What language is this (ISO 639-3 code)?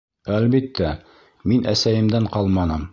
bak